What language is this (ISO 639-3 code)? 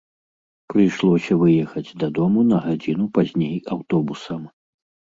bel